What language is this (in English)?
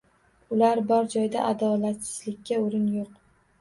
Uzbek